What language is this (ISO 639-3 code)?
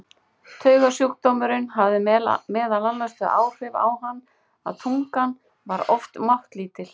isl